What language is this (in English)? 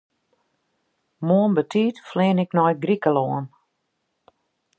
Western Frisian